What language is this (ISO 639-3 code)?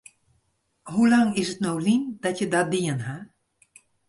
fry